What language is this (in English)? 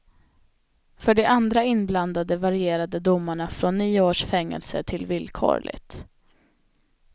Swedish